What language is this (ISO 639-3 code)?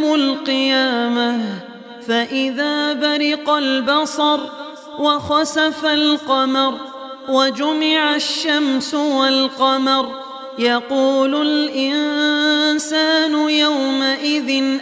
ara